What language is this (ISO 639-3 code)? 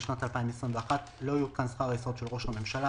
heb